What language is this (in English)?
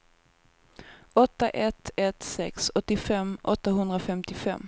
Swedish